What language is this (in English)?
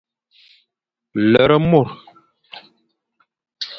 Fang